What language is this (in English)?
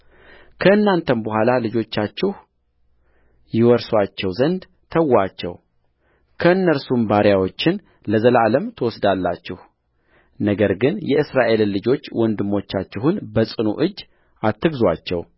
Amharic